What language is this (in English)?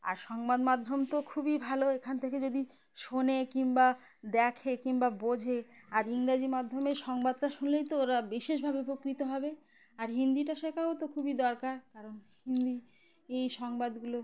Bangla